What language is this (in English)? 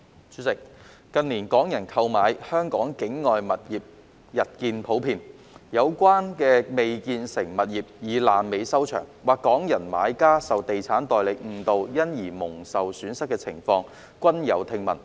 Cantonese